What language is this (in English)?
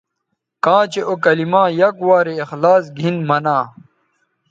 Bateri